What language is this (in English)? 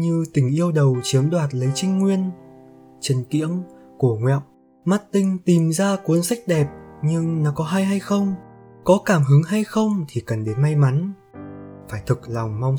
Vietnamese